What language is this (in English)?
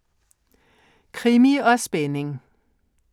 Danish